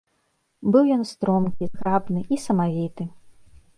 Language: Belarusian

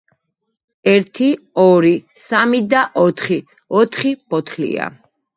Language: Georgian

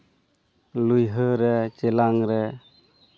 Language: Santali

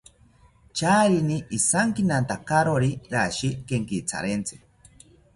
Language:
South Ucayali Ashéninka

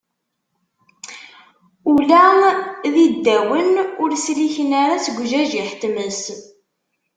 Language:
Kabyle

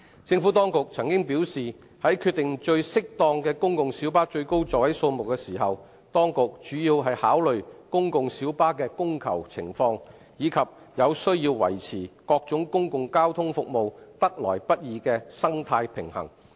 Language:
Cantonese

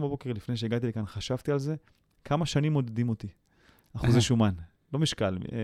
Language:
Hebrew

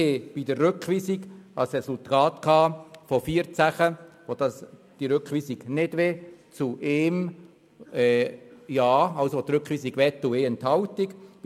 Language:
Swiss German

